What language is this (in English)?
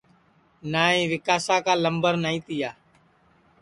Sansi